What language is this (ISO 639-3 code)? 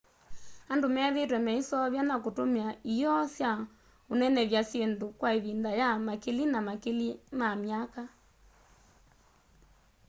kam